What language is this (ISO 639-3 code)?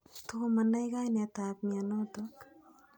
kln